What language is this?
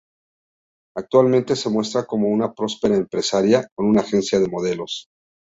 Spanish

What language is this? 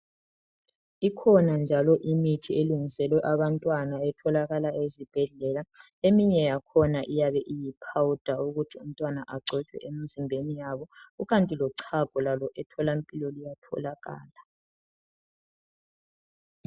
North Ndebele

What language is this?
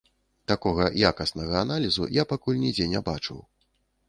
Belarusian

